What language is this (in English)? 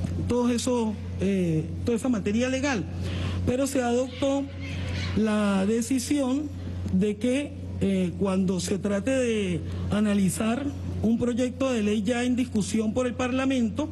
Spanish